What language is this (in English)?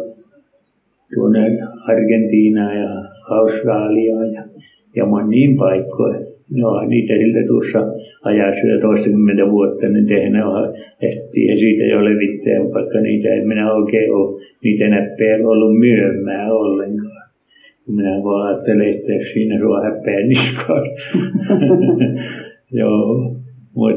Finnish